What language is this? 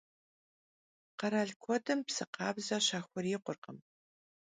Kabardian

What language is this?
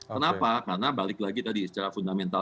Indonesian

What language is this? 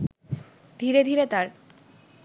Bangla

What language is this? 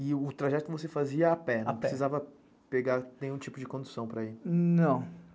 Portuguese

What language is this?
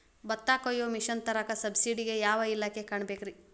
Kannada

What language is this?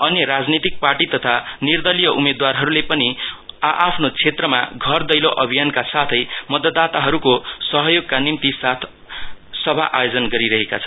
Nepali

